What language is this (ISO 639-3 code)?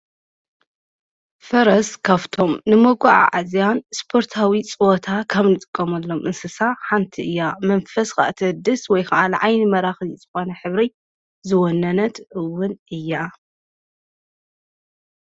tir